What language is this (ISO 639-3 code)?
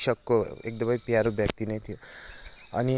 nep